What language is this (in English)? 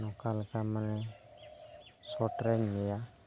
Santali